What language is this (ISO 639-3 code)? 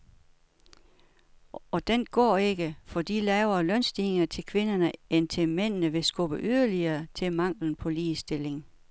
dan